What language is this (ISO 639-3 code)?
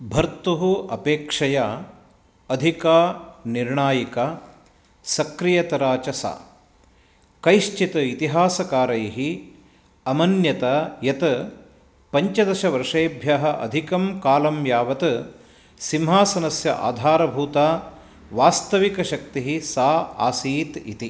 san